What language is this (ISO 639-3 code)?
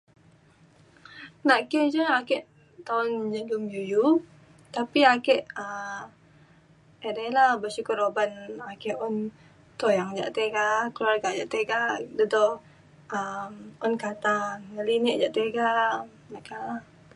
xkl